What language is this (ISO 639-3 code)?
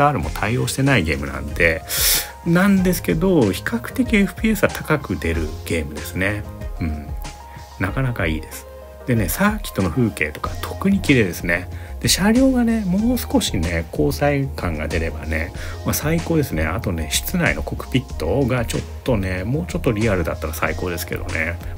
jpn